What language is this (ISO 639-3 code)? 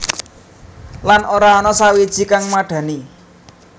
jav